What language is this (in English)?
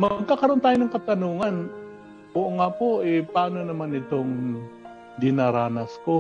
Filipino